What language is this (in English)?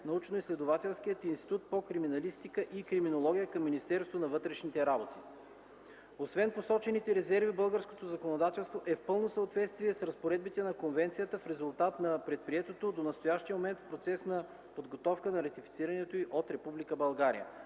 Bulgarian